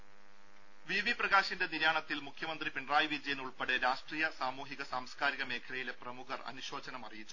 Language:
Malayalam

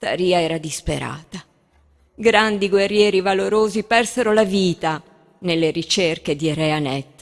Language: Italian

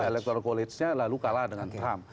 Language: Indonesian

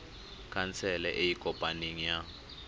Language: Tswana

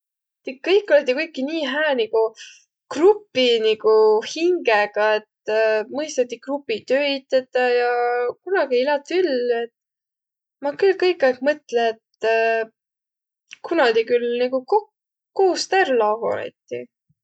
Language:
Võro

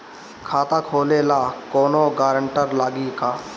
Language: Bhojpuri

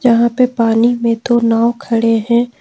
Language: Hindi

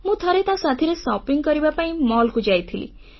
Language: Odia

